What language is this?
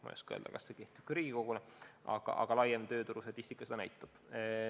Estonian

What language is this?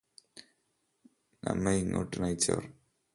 Malayalam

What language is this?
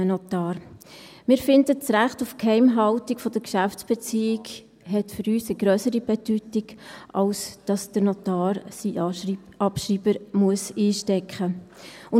Swiss German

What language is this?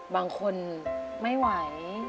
Thai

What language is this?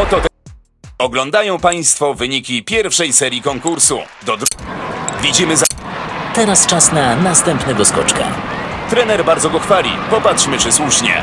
Polish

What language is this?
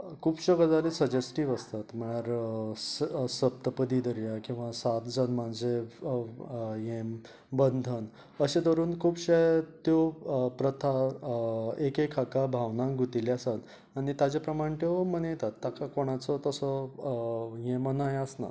Konkani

